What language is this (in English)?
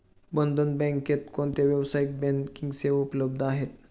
Marathi